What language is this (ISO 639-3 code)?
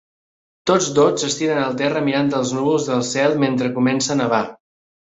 cat